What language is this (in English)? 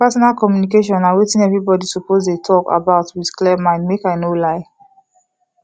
Nigerian Pidgin